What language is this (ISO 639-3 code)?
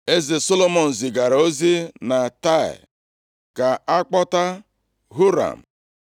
ibo